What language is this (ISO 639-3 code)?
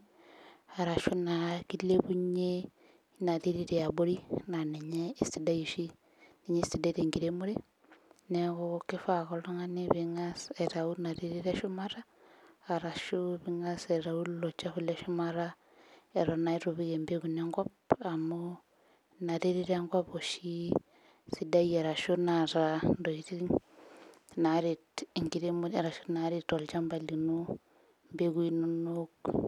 mas